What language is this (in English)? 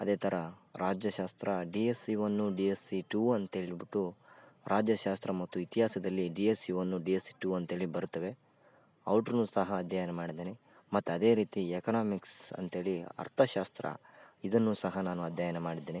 Kannada